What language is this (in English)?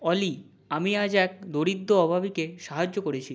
Bangla